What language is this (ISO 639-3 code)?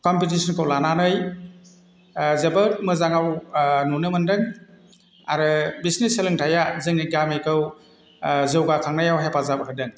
brx